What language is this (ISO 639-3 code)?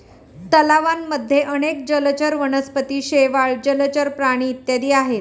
mar